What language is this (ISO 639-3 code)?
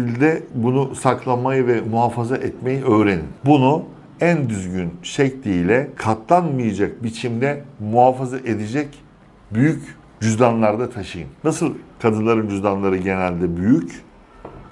tur